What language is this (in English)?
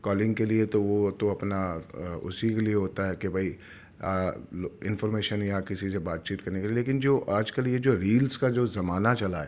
Urdu